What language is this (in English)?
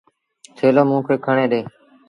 Sindhi Bhil